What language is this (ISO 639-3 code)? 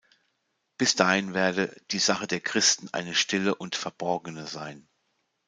deu